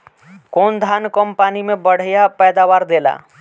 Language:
Bhojpuri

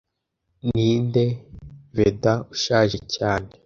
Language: Kinyarwanda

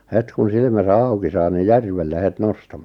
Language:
Finnish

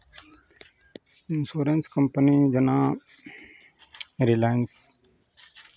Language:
Maithili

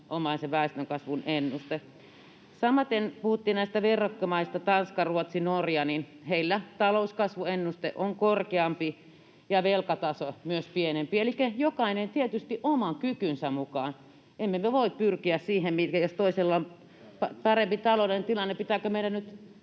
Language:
Finnish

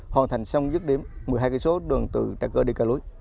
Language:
Vietnamese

